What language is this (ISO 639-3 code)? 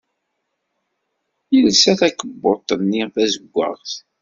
kab